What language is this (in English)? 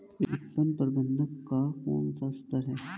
Hindi